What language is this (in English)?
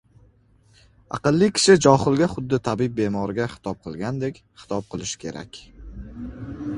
Uzbek